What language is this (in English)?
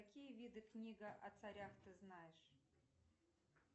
Russian